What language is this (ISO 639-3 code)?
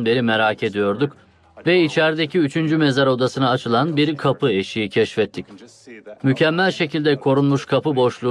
tur